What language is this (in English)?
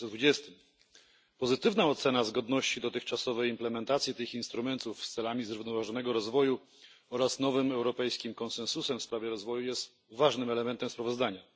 Polish